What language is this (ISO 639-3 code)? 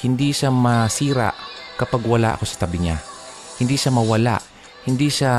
fil